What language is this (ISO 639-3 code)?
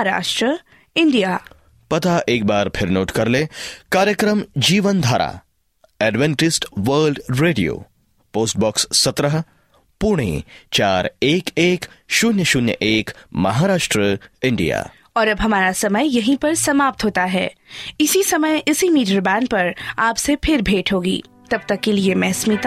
hin